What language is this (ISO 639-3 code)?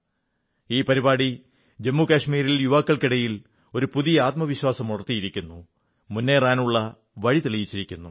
mal